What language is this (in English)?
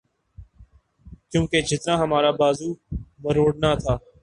Urdu